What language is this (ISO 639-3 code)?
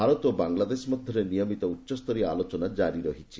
ori